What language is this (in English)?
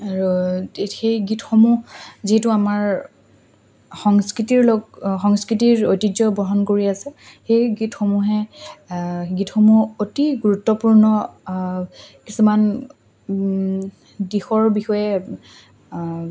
Assamese